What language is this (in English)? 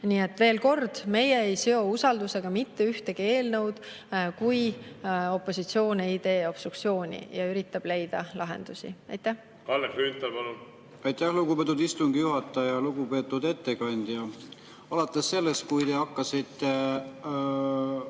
Estonian